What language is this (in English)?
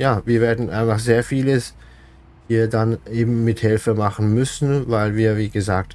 German